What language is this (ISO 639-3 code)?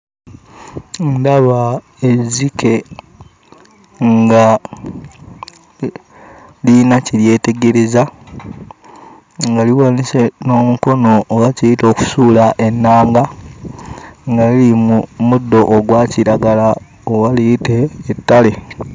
lug